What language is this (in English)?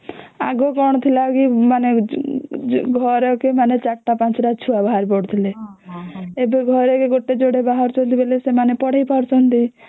Odia